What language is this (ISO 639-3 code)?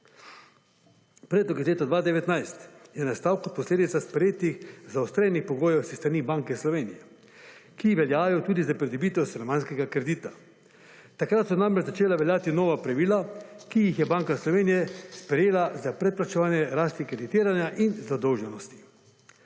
slv